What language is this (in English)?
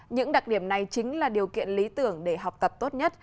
Vietnamese